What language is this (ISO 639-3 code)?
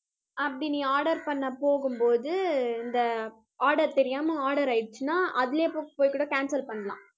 tam